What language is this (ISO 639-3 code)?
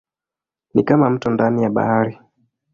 swa